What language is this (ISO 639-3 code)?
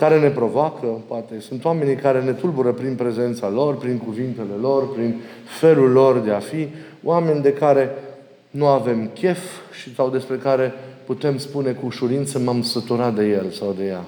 ron